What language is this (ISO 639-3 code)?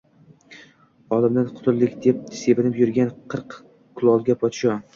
uzb